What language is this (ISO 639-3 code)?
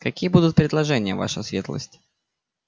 rus